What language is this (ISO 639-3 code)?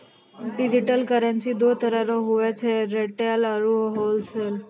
mai